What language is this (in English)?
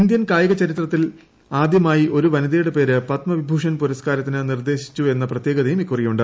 Malayalam